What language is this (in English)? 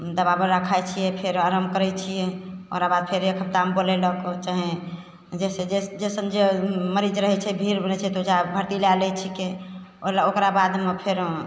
Maithili